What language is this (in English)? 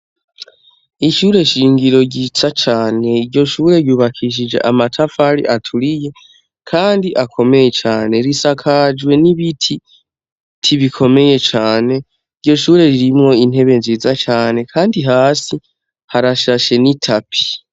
Rundi